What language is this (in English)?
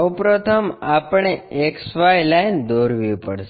Gujarati